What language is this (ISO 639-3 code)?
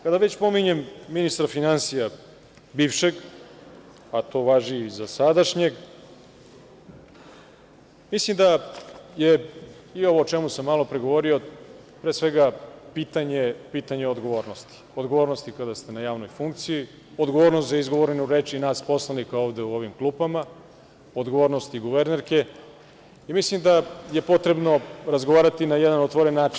srp